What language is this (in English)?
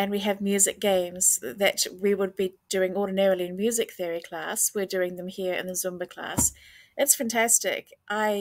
English